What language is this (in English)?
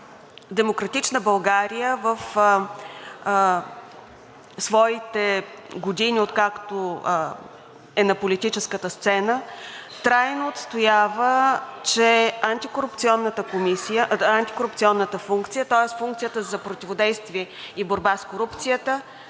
Bulgarian